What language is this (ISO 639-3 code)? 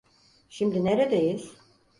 tur